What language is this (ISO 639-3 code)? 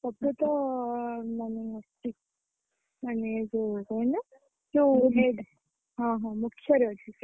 ori